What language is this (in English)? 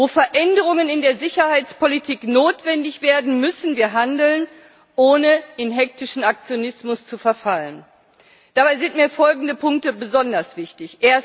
German